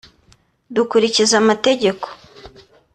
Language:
Kinyarwanda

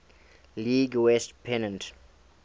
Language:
English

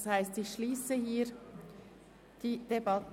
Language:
Swiss German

